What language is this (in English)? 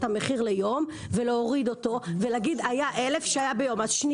Hebrew